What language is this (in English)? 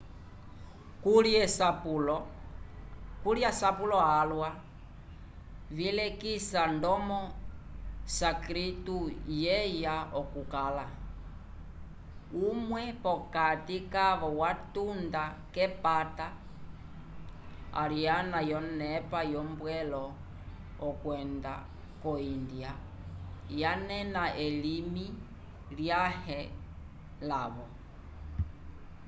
Umbundu